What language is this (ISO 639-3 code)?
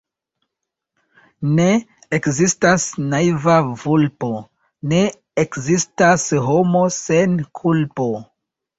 epo